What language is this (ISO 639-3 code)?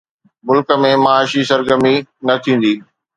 snd